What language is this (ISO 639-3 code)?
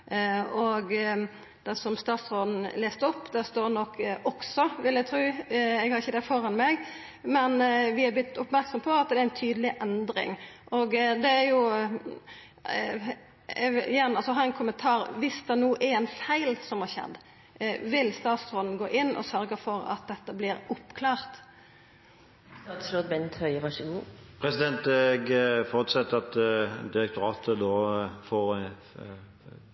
nno